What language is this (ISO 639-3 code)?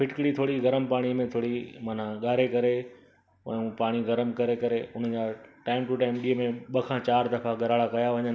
snd